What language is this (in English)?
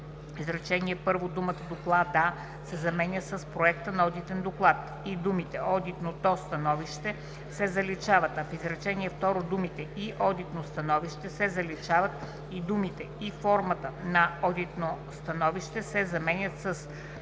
Bulgarian